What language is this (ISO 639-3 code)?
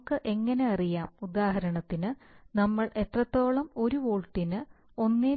mal